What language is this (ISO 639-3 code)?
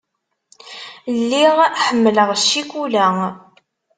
kab